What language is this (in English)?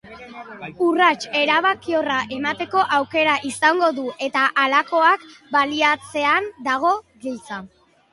Basque